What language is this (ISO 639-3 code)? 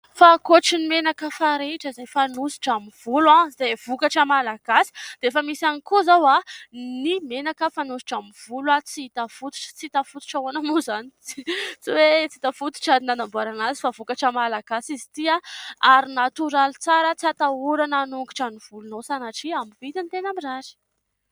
mlg